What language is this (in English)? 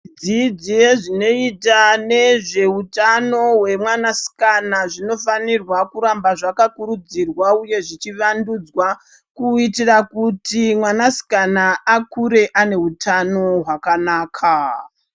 Ndau